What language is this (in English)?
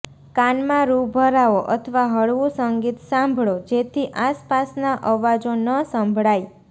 Gujarati